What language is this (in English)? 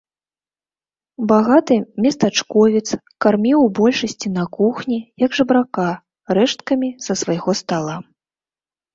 Belarusian